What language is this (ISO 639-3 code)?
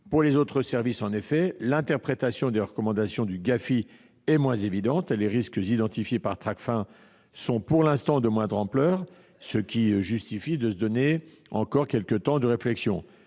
fra